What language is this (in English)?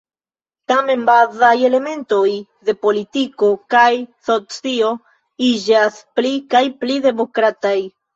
Esperanto